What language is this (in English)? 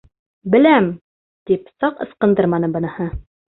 Bashkir